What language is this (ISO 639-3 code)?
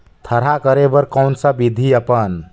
hne